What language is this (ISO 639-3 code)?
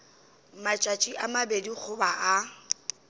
nso